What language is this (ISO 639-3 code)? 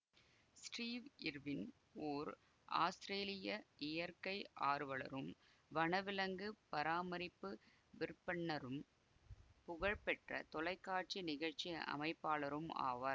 tam